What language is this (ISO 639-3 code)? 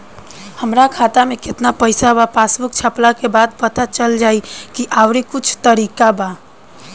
bho